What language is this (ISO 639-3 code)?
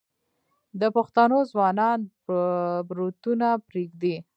pus